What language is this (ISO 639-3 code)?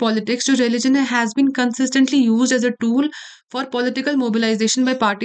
hin